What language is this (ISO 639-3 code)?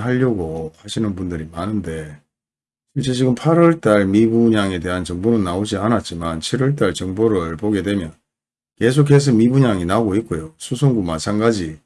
kor